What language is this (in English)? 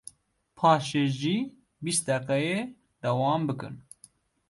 Kurdish